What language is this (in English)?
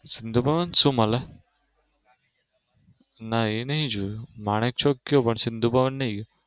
Gujarati